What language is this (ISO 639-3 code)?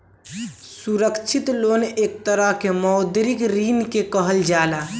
bho